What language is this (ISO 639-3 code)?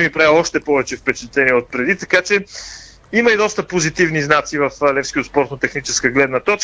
bul